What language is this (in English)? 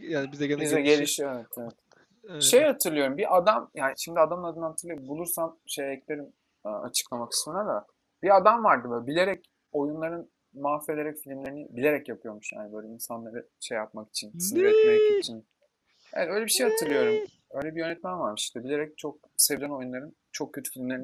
Turkish